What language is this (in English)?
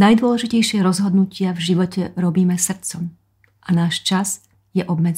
Slovak